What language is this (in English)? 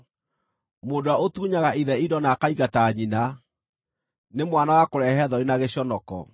Kikuyu